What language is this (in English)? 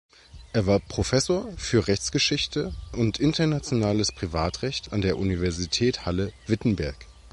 German